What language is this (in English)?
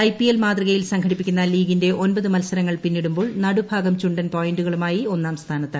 Malayalam